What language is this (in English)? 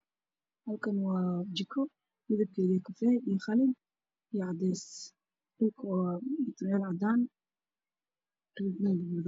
Somali